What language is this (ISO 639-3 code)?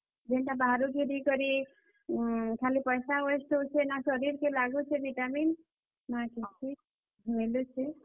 ori